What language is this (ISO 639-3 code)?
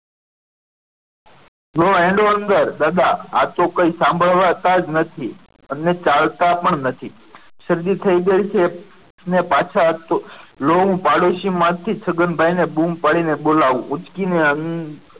guj